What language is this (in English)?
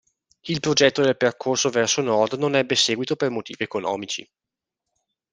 Italian